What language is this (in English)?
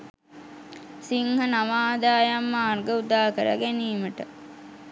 Sinhala